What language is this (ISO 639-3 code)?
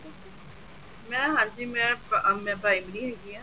pan